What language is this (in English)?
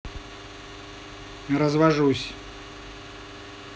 Russian